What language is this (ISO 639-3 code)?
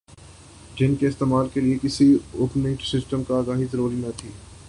urd